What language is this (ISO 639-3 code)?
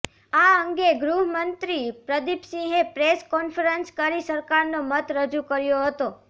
guj